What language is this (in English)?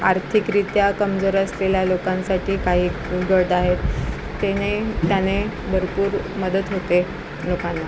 Marathi